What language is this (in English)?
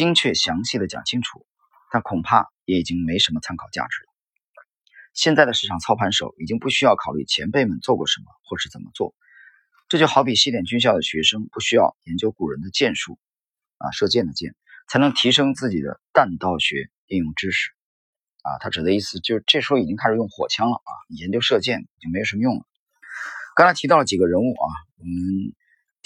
Chinese